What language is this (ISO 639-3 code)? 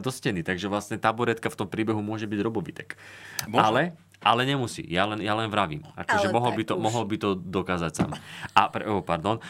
slk